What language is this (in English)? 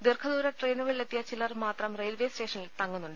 Malayalam